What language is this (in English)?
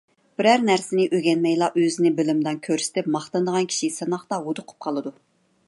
Uyghur